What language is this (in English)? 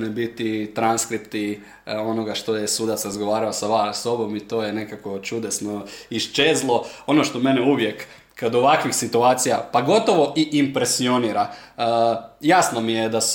Croatian